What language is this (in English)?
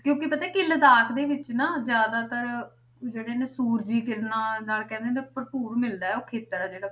Punjabi